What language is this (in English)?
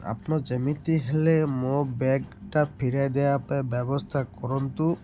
Odia